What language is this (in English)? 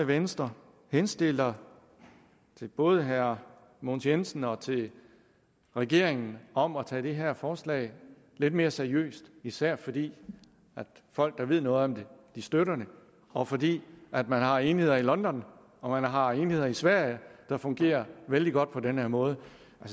Danish